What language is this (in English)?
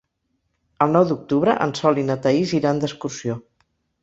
Catalan